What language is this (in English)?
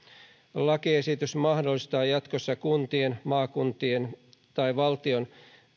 Finnish